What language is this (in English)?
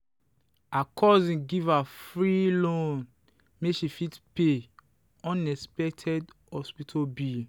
Nigerian Pidgin